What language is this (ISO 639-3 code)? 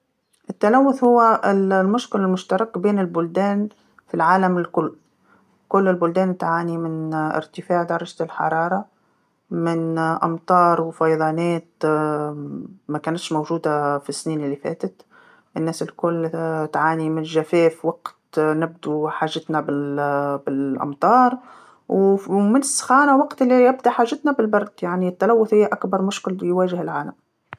aeb